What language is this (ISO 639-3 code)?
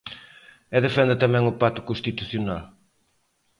glg